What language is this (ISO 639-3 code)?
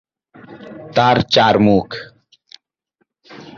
ben